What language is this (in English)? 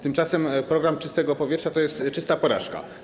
Polish